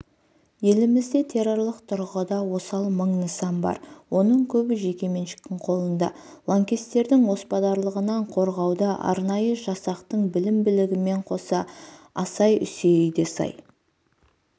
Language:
Kazakh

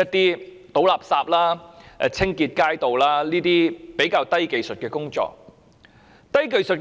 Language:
Cantonese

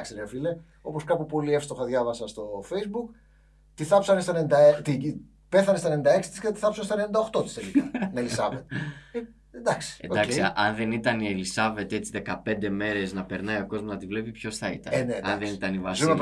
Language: Greek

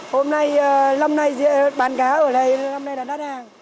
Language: Vietnamese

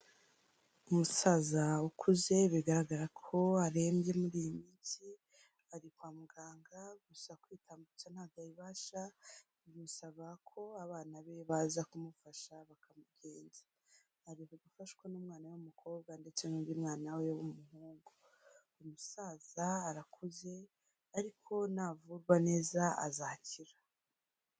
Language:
Kinyarwanda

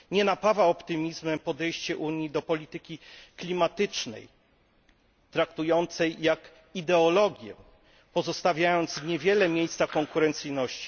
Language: Polish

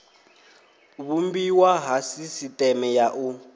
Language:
Venda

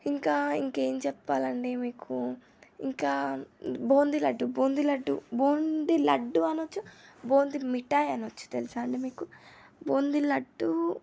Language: Telugu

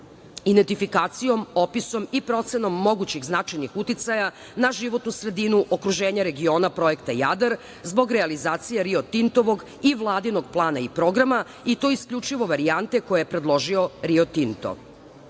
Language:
Serbian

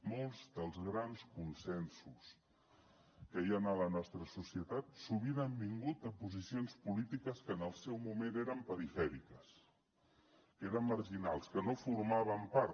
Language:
Catalan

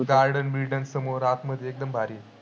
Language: Marathi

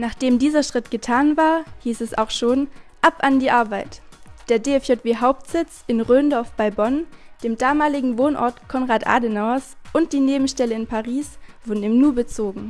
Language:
German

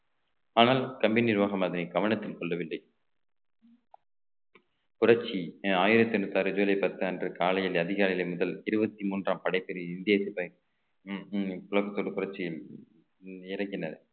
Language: Tamil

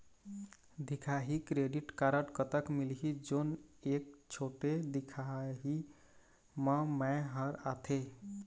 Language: Chhattisgarhi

